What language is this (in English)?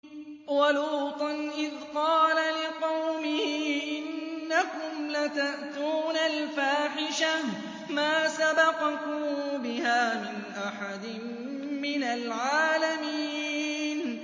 Arabic